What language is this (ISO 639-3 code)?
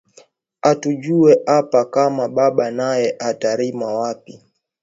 swa